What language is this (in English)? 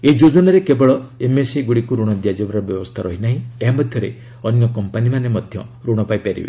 Odia